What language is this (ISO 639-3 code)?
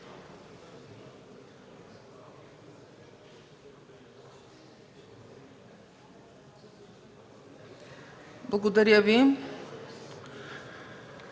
bul